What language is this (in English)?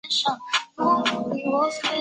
Chinese